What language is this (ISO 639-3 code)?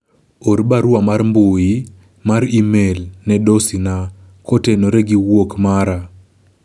luo